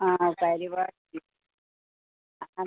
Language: Malayalam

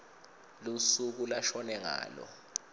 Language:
Swati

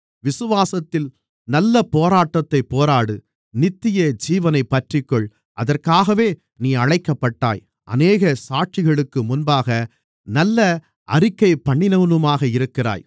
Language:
Tamil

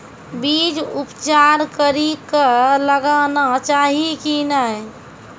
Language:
Maithili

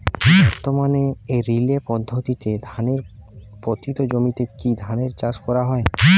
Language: Bangla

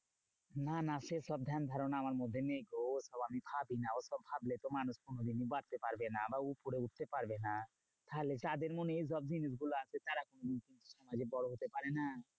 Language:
Bangla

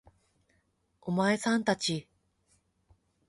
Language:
Japanese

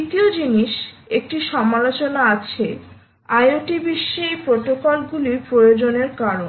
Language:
Bangla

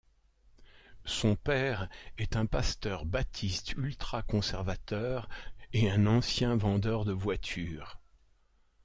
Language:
French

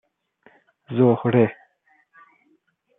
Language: Persian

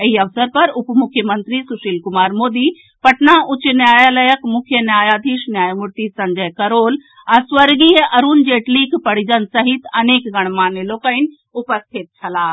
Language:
Maithili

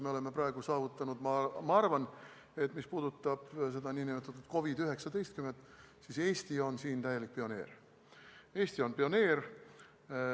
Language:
Estonian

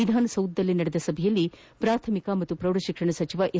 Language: Kannada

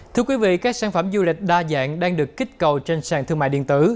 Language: Vietnamese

